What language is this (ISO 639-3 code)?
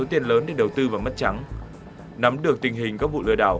vie